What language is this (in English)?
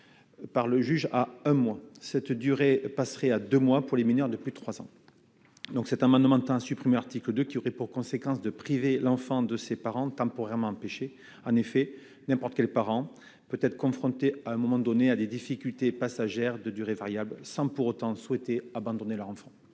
French